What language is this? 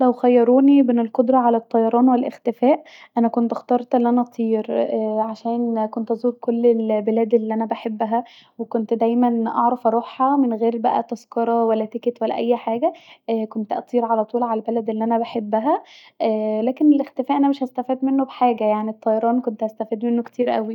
Egyptian Arabic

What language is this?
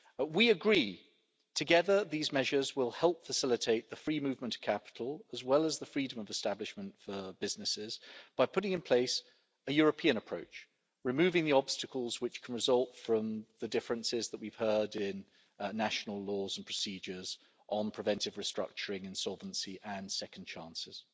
English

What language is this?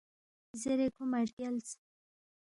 Balti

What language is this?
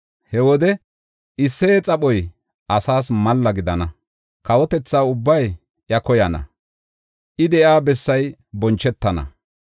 Gofa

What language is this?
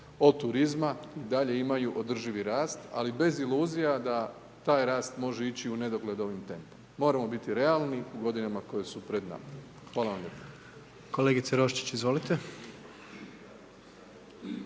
Croatian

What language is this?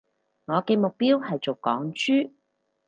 Cantonese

